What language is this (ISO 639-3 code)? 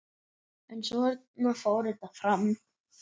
isl